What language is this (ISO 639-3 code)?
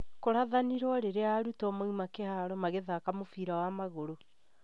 kik